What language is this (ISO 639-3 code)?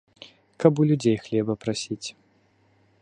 bel